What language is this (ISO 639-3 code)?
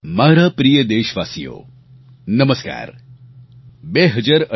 guj